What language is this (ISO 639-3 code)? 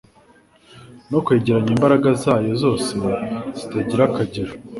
kin